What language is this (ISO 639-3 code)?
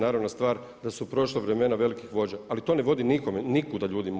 hrv